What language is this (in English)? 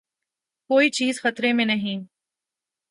Urdu